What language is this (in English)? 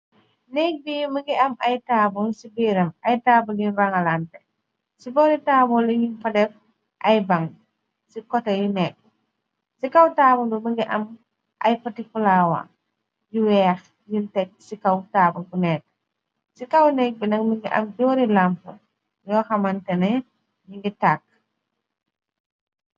Wolof